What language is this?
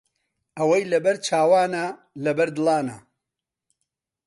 Central Kurdish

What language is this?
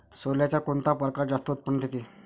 Marathi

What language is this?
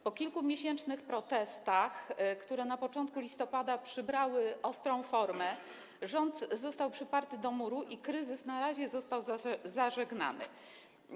Polish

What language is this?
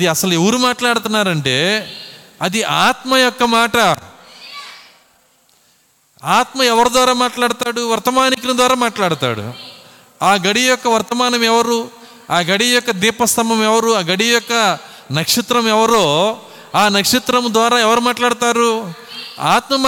Telugu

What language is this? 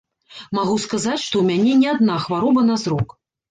Belarusian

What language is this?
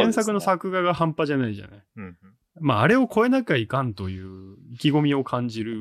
Japanese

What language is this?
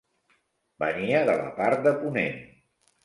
Catalan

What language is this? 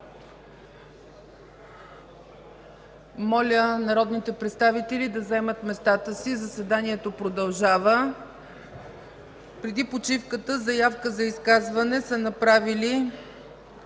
Bulgarian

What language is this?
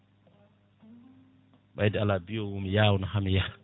Fula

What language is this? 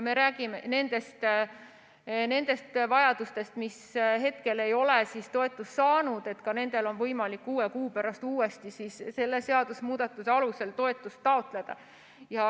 Estonian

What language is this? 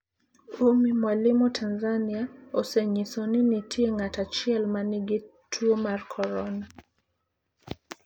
Luo (Kenya and Tanzania)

